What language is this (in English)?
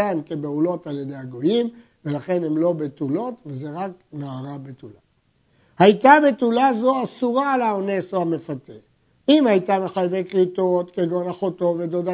Hebrew